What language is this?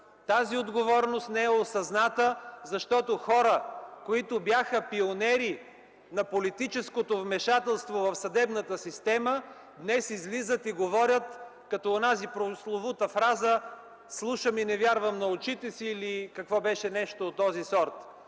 Bulgarian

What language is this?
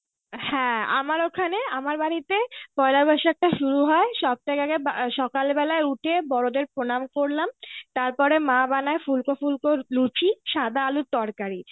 Bangla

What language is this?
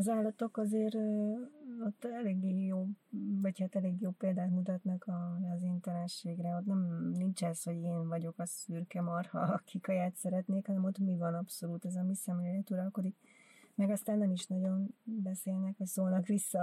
Hungarian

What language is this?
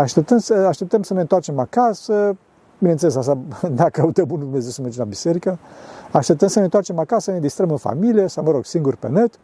Romanian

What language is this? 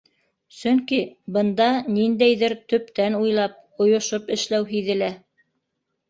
Bashkir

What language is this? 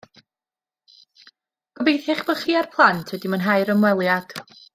Welsh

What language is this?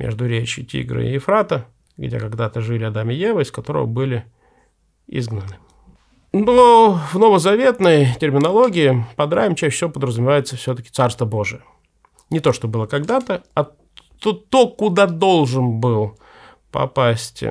Russian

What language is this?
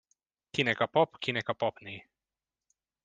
Hungarian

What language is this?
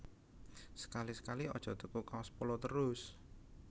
Javanese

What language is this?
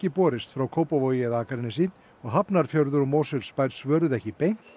Icelandic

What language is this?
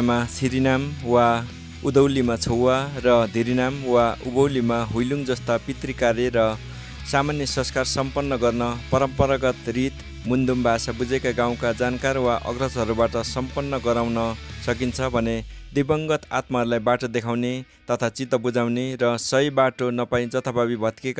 Spanish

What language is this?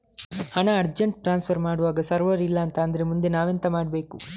Kannada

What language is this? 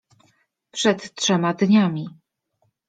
Polish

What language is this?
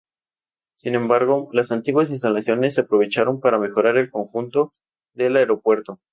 Spanish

